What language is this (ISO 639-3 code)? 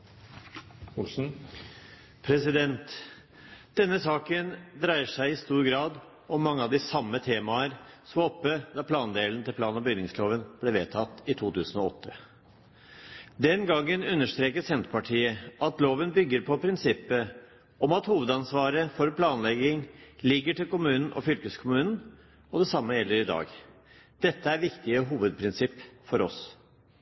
nob